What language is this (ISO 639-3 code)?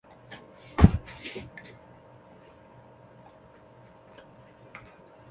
zho